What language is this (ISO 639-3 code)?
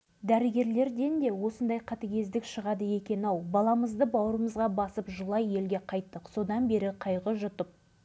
kaz